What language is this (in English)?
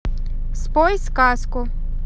Russian